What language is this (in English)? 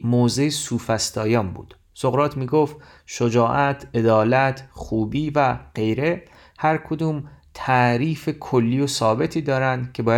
Persian